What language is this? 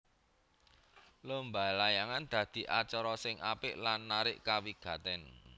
Javanese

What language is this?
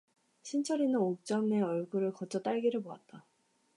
Korean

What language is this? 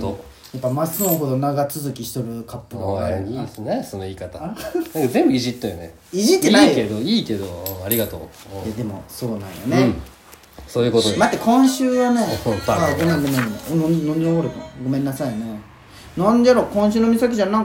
Japanese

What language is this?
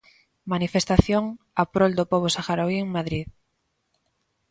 Galician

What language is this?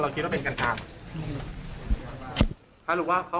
Thai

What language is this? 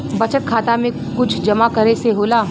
Bhojpuri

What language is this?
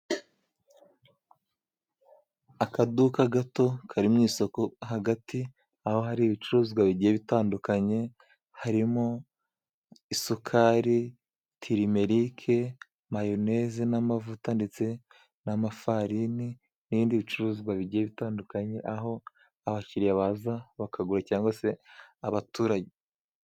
Kinyarwanda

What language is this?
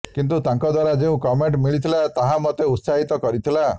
Odia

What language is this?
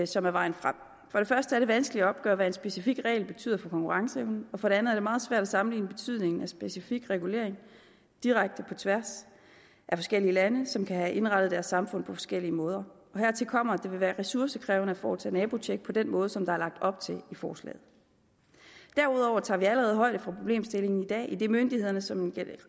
Danish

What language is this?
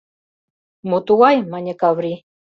Mari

